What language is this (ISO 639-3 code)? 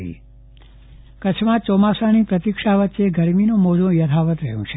guj